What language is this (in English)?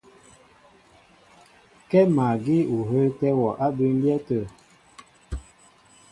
Mbo (Cameroon)